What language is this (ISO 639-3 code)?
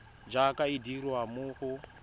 tsn